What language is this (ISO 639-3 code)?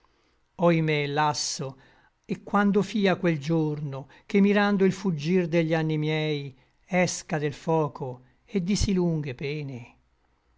ita